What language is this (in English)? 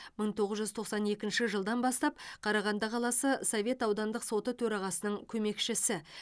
Kazakh